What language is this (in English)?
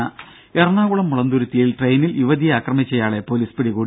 Malayalam